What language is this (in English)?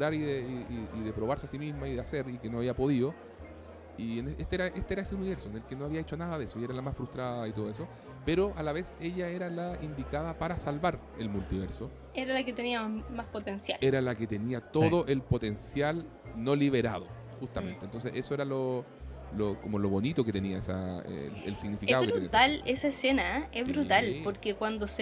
Spanish